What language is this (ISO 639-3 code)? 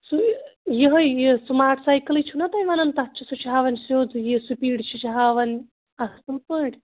kas